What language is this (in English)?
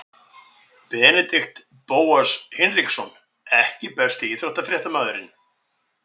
Icelandic